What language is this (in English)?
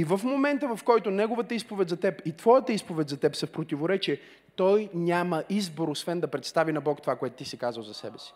Bulgarian